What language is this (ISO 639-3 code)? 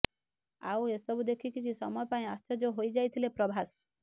ori